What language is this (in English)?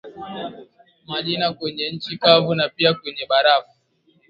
Swahili